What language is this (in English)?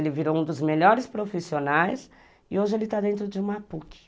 Portuguese